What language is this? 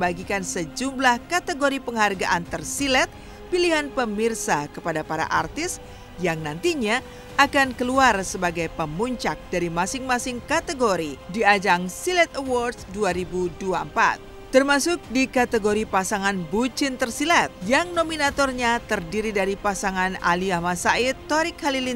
Indonesian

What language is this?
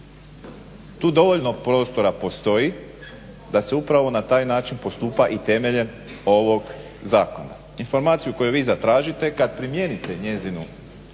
Croatian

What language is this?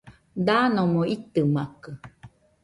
Nüpode Huitoto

